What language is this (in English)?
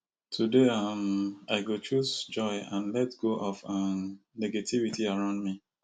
Nigerian Pidgin